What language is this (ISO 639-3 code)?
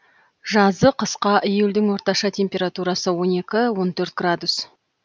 kaz